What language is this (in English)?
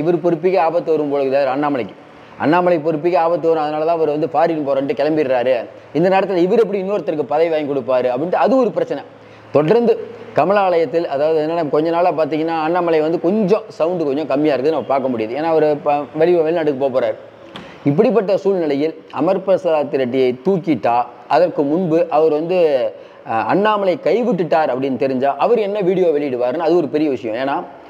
Tamil